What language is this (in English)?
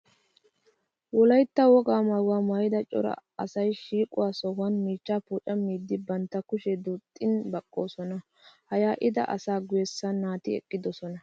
Wolaytta